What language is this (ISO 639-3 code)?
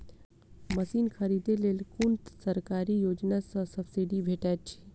mai